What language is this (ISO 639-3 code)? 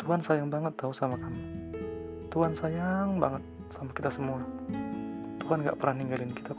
ind